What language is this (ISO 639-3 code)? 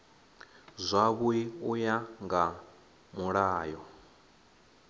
ven